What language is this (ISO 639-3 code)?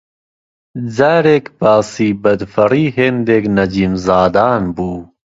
ckb